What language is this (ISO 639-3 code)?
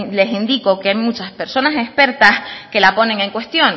spa